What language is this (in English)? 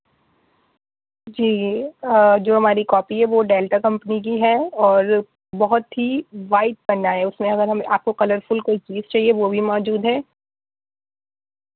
Urdu